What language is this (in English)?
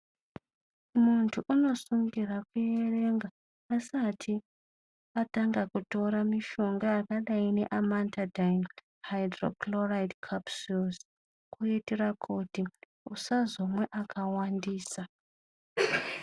Ndau